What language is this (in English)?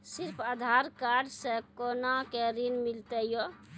Maithili